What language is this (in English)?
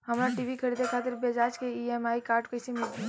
Bhojpuri